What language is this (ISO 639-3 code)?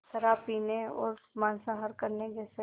hin